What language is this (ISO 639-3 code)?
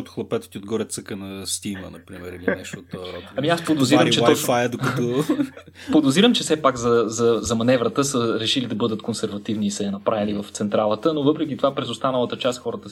bul